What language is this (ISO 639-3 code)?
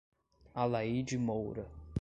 por